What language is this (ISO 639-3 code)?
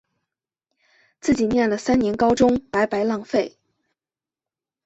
zho